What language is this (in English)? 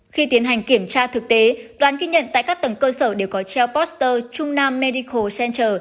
Vietnamese